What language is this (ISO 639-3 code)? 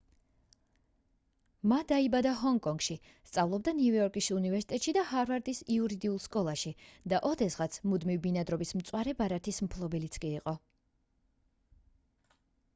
kat